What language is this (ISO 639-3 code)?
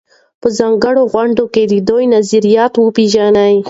pus